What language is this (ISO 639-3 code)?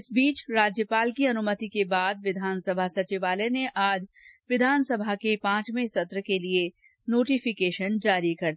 hin